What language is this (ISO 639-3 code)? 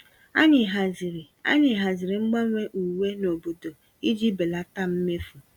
ibo